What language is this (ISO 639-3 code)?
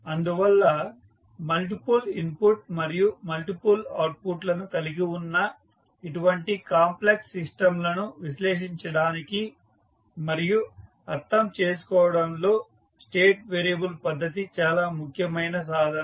tel